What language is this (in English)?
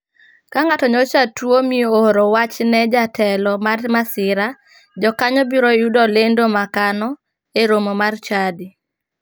Luo (Kenya and Tanzania)